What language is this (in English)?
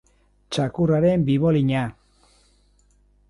Basque